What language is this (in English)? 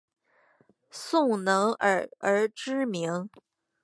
Chinese